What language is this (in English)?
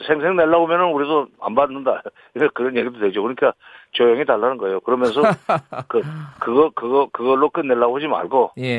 Korean